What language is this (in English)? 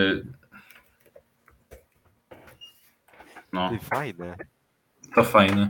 Polish